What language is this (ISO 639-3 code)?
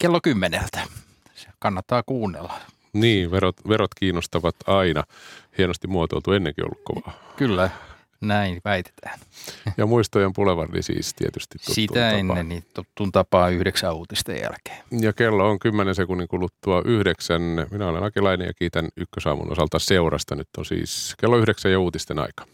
fin